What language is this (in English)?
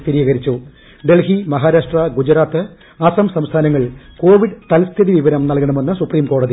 Malayalam